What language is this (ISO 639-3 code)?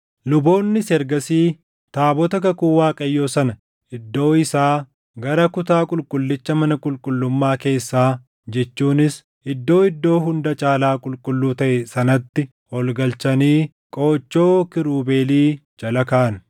orm